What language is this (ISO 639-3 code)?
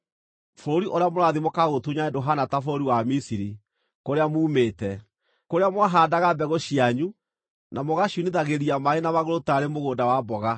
kik